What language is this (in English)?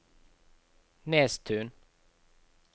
Norwegian